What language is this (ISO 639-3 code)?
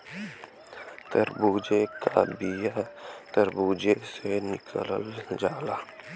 bho